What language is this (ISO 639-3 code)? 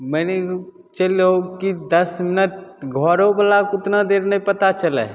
mai